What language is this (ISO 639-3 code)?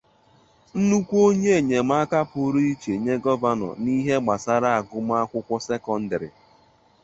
ibo